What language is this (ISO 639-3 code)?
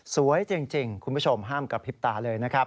tha